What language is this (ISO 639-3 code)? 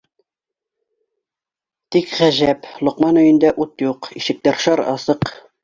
bak